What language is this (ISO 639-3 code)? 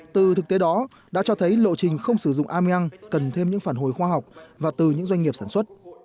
vie